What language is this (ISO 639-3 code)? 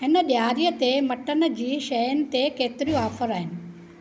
snd